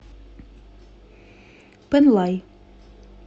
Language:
Russian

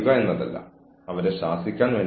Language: Malayalam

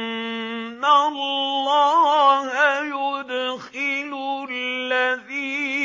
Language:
Arabic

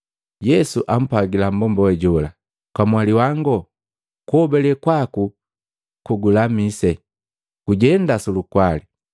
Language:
Matengo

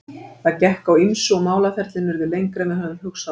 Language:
Icelandic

